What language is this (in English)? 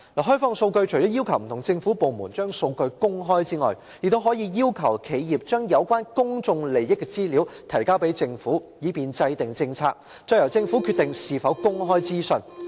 Cantonese